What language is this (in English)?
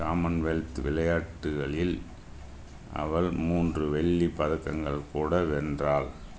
Tamil